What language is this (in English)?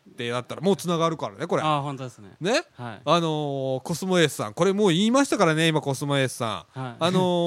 Japanese